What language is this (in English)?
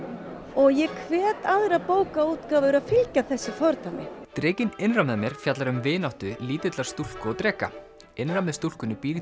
Icelandic